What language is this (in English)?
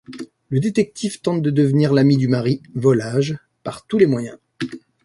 French